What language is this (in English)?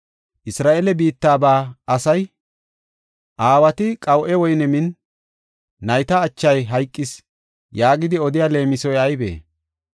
Gofa